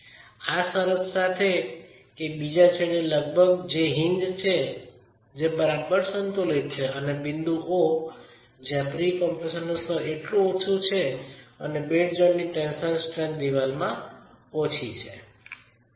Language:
Gujarati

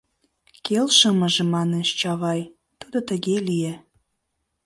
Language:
Mari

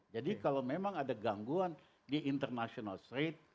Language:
Indonesian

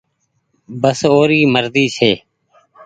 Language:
Goaria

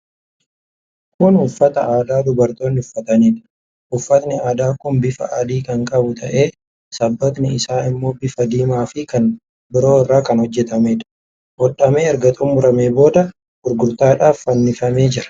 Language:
Oromo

